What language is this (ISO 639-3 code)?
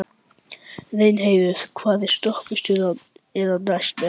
isl